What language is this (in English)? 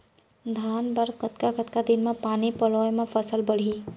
Chhattisgarhi